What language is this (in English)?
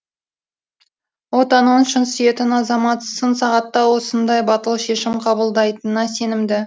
Kazakh